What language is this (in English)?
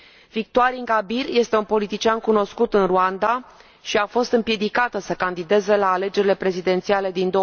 Romanian